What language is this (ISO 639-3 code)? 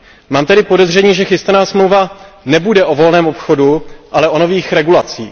ces